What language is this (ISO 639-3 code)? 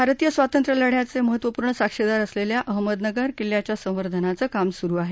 mar